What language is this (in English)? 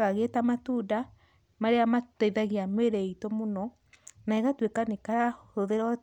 Kikuyu